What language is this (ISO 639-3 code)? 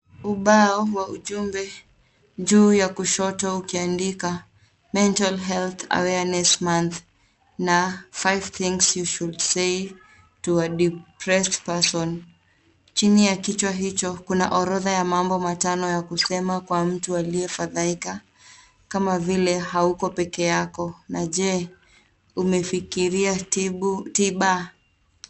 swa